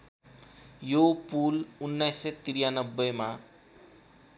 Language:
Nepali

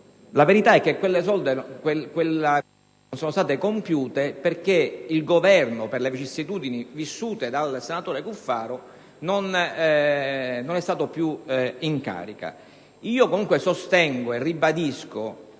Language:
Italian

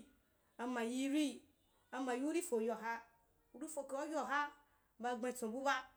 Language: Wapan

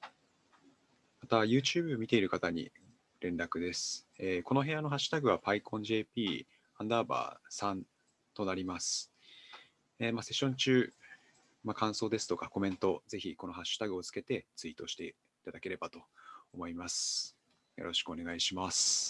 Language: Japanese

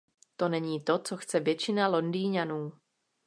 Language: Czech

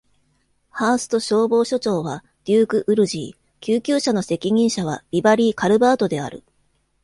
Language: Japanese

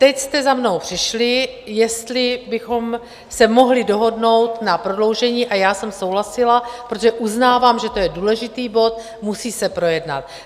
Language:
Czech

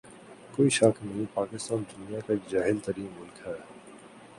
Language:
Urdu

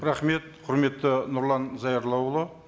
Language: Kazakh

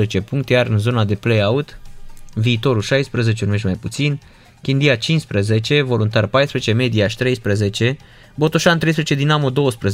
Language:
Romanian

